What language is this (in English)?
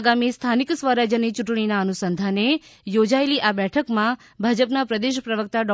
Gujarati